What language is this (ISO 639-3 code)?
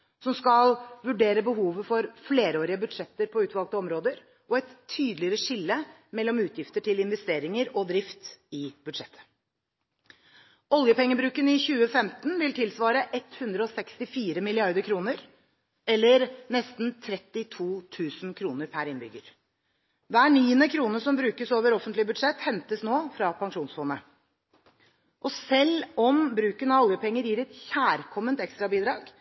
nob